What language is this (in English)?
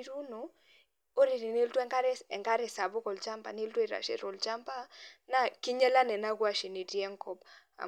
Masai